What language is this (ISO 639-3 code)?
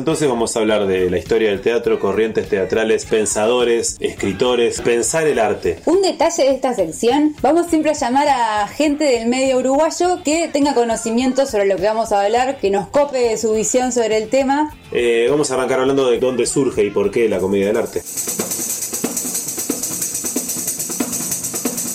spa